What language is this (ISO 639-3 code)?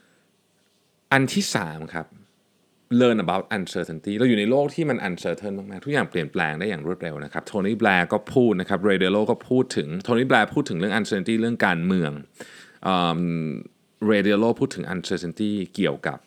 tha